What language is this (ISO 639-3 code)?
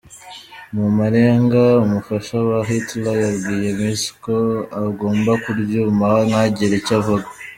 kin